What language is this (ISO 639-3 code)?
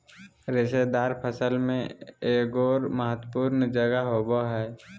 mag